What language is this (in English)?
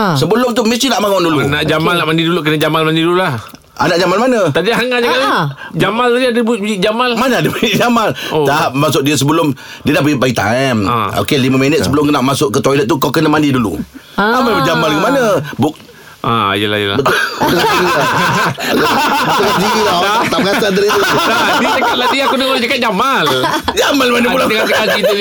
Malay